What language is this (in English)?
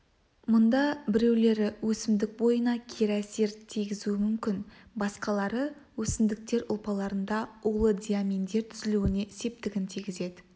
Kazakh